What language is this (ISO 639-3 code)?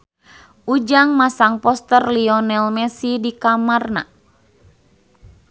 sun